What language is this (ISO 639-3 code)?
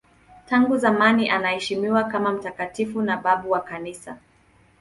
swa